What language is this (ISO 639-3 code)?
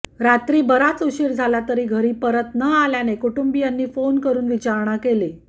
mar